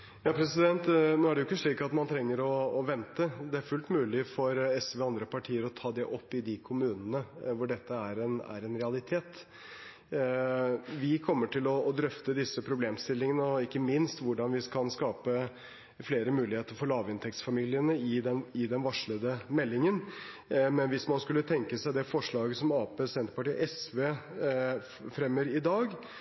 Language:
Norwegian Bokmål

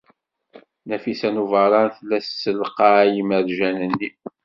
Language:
Kabyle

